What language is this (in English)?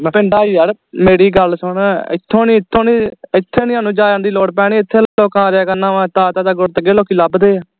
Punjabi